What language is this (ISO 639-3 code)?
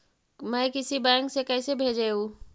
mag